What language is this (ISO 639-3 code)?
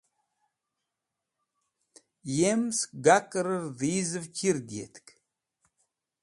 wbl